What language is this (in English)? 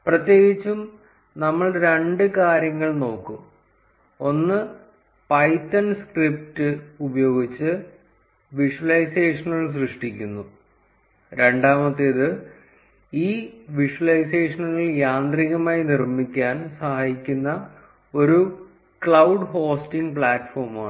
Malayalam